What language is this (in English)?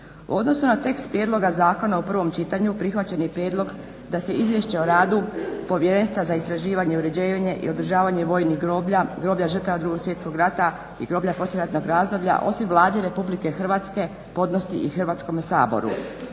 Croatian